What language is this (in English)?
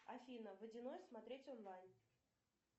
Russian